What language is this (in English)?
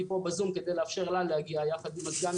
Hebrew